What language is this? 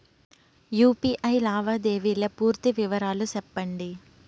Telugu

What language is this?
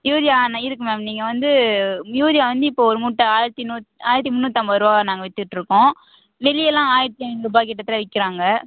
Tamil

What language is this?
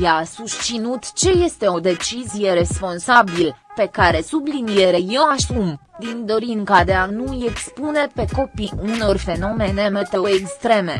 Romanian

